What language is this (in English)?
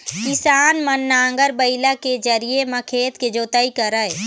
Chhattisgarhi